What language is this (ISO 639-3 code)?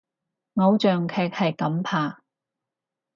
yue